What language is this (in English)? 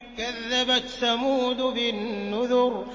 Arabic